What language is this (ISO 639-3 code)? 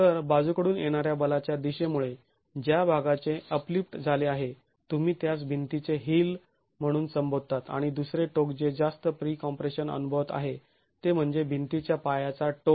mar